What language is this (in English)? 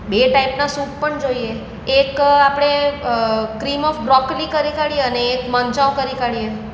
Gujarati